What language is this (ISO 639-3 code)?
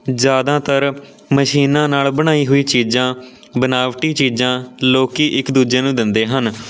pan